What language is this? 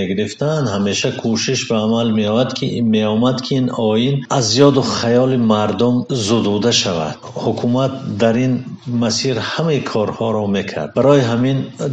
Persian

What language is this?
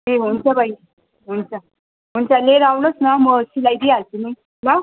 Nepali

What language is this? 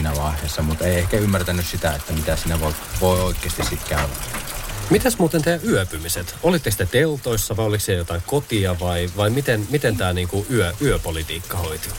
Finnish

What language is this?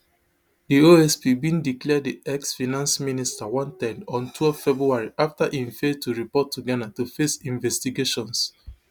Nigerian Pidgin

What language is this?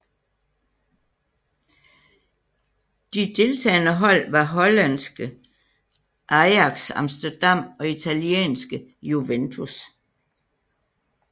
Danish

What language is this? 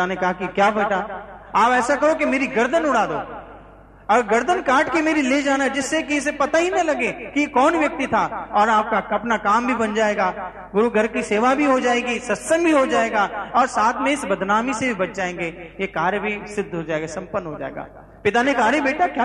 Hindi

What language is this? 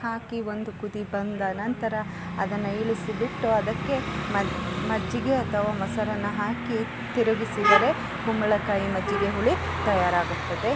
Kannada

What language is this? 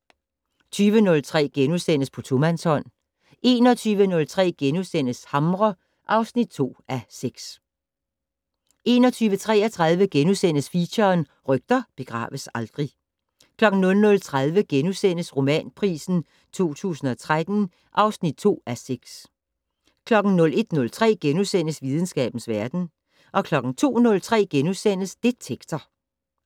Danish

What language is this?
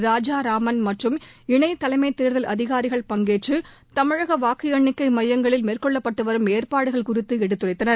Tamil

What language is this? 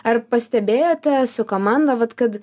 Lithuanian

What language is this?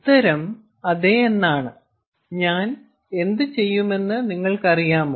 Malayalam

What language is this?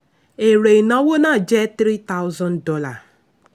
Yoruba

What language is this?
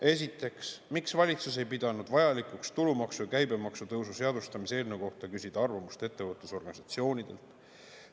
Estonian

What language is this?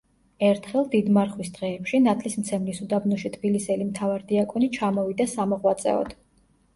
Georgian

